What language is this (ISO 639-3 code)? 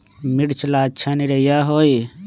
mag